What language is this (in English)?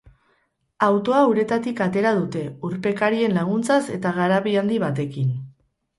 Basque